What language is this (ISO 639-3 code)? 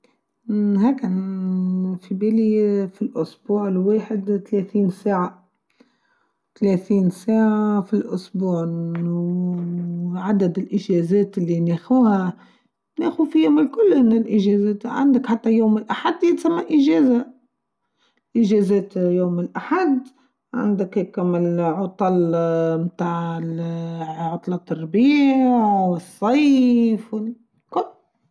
aeb